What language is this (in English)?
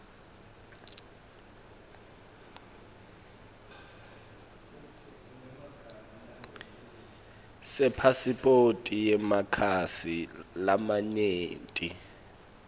Swati